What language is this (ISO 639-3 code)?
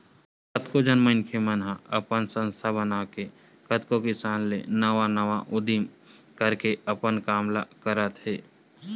hne